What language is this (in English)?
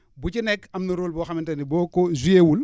Wolof